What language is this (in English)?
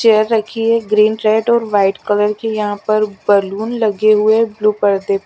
Hindi